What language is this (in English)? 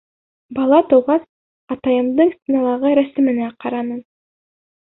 Bashkir